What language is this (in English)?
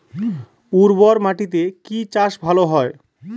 Bangla